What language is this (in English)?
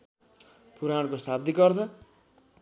Nepali